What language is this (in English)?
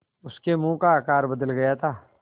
Hindi